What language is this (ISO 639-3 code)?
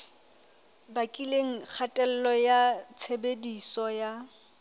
sot